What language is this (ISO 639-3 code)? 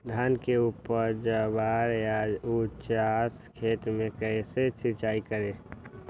mag